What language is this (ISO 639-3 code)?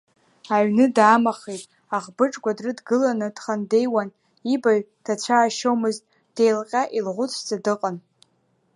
abk